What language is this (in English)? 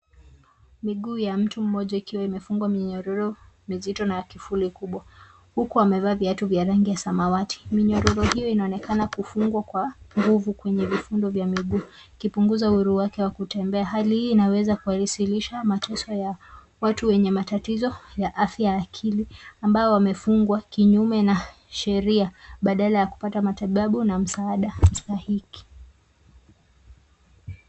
Swahili